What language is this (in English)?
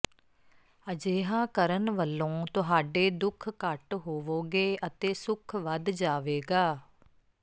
Punjabi